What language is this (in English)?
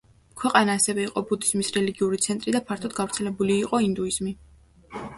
Georgian